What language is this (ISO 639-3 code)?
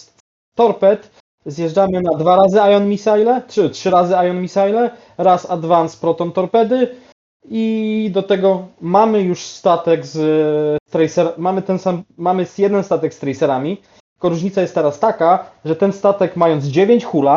pol